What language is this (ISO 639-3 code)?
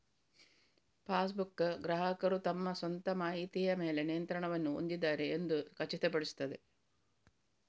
kan